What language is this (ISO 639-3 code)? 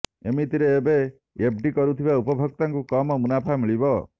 ori